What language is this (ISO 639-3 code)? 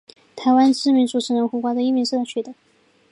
zho